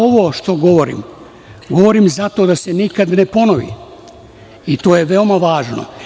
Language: Serbian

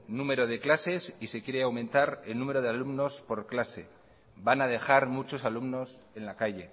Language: Spanish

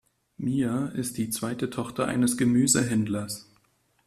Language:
German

